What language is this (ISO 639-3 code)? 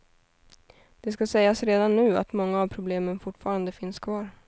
swe